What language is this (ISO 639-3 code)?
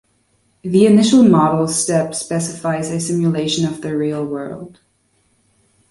eng